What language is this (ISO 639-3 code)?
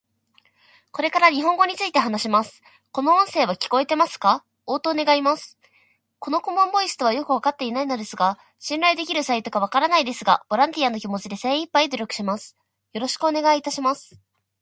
jpn